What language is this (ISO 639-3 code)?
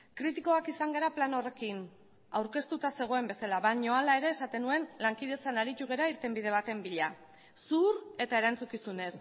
eus